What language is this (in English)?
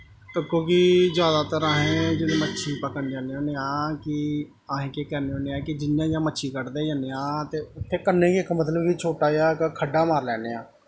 Dogri